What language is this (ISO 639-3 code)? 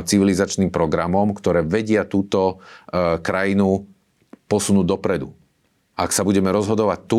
slk